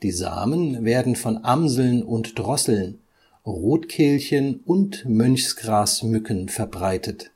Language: German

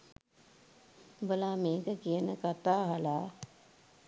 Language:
Sinhala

